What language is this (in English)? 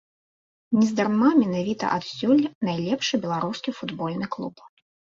Belarusian